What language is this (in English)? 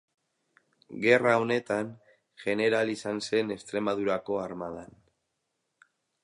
Basque